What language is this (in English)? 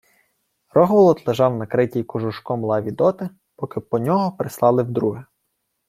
Ukrainian